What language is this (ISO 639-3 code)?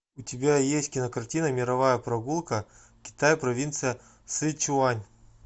rus